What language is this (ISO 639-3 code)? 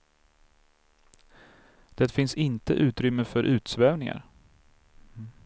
swe